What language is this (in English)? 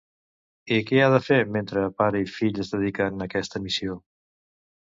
Catalan